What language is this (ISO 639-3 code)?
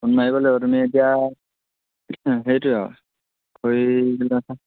asm